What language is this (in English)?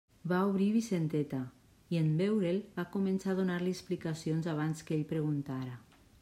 Catalan